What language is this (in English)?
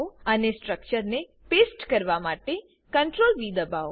Gujarati